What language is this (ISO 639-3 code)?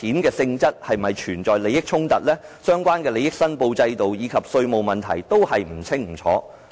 yue